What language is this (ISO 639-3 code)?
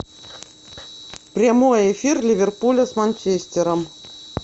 rus